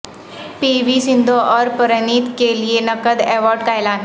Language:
Urdu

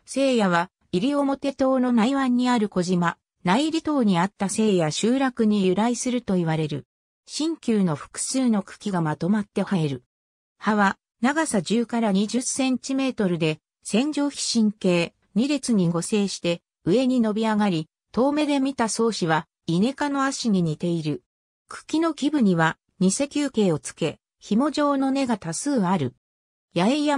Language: Japanese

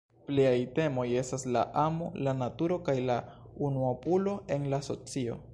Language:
Esperanto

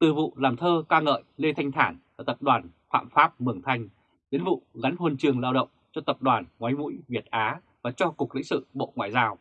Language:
Vietnamese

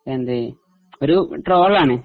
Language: Malayalam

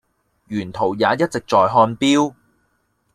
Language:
Cantonese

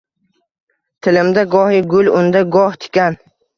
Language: Uzbek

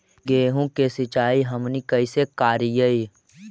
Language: Magahi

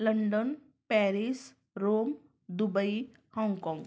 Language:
Marathi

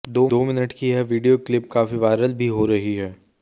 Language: Hindi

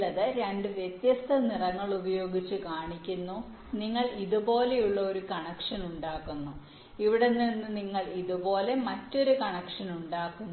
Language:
Malayalam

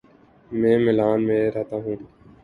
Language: Urdu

